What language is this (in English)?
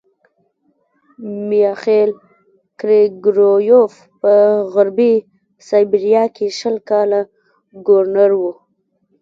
Pashto